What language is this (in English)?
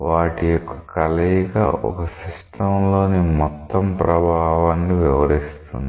Telugu